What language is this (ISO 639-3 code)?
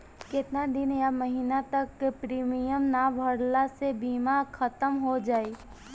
bho